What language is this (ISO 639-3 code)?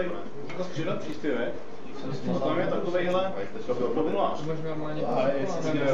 ces